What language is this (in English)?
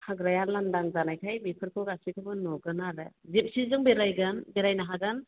Bodo